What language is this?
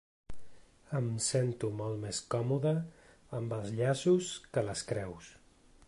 Catalan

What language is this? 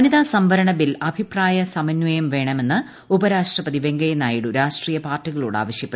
Malayalam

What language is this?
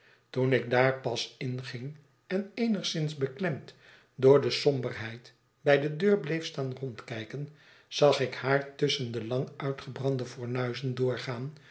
Dutch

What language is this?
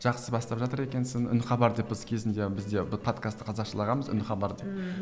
Kazakh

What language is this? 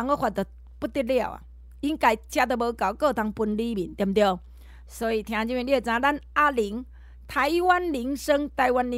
Chinese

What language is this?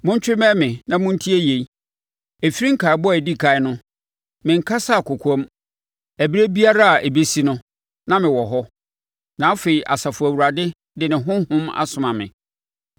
Akan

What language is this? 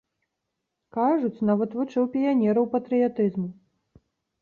Belarusian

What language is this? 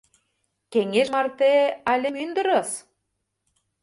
Mari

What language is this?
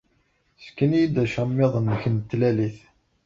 Kabyle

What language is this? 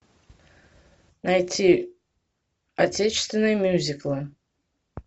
Russian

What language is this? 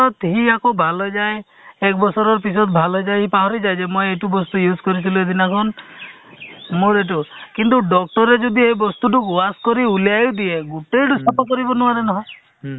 Assamese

